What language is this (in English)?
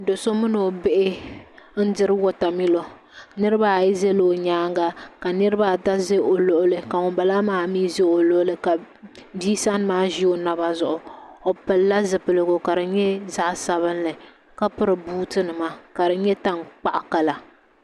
Dagbani